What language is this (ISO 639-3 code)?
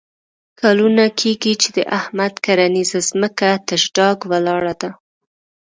pus